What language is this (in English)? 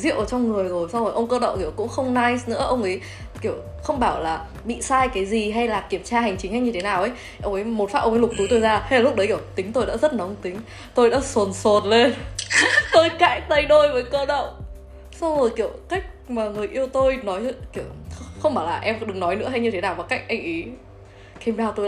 Vietnamese